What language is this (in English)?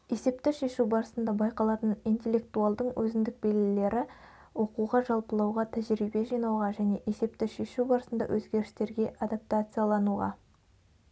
Kazakh